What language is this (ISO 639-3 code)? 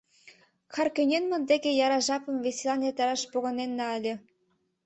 chm